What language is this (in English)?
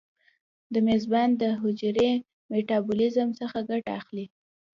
Pashto